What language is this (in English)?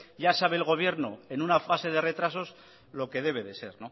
Spanish